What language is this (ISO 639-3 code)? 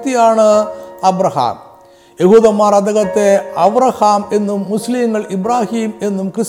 mal